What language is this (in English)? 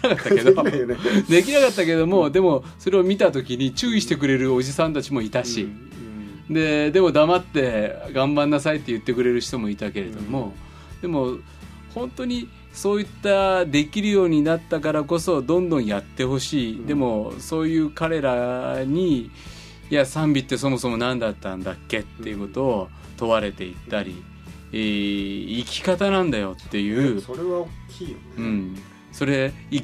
Japanese